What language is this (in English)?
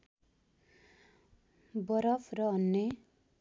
Nepali